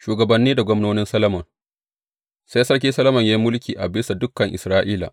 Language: Hausa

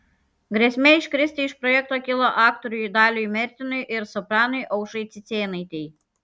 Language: Lithuanian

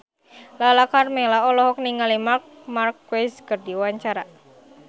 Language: Sundanese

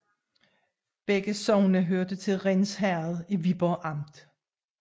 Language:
Danish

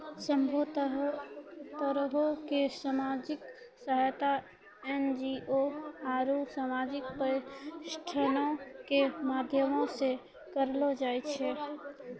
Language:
Maithili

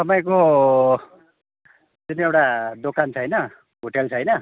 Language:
Nepali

